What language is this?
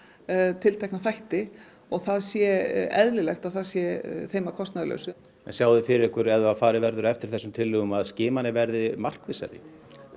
Icelandic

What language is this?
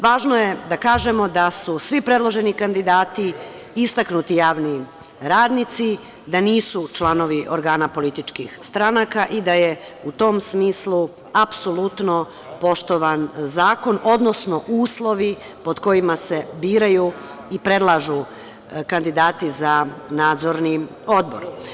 Serbian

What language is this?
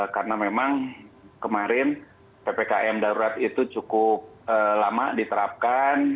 Indonesian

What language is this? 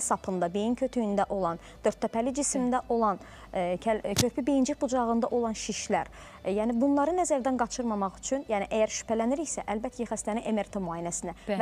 Turkish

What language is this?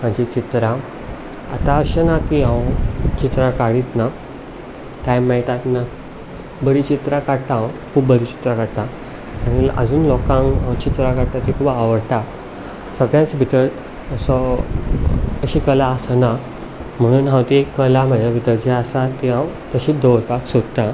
Konkani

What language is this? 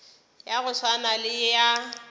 Northern Sotho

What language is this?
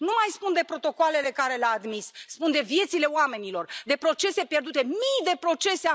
Romanian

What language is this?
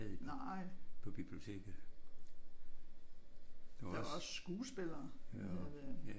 Danish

